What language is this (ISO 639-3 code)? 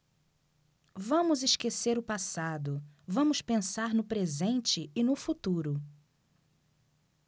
por